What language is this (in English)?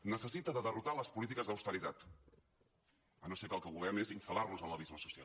Catalan